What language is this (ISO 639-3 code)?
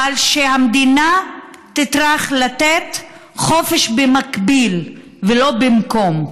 heb